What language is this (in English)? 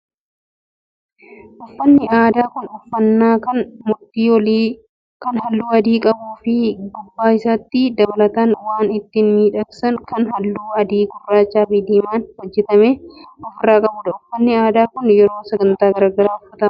Oromo